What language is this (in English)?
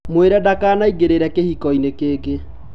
Kikuyu